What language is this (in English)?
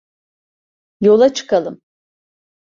Turkish